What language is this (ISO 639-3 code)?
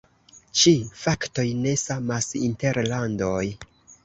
epo